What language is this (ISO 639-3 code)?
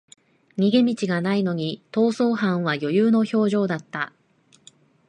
jpn